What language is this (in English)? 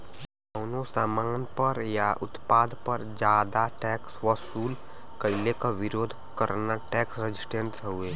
Bhojpuri